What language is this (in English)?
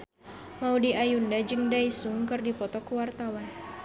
Sundanese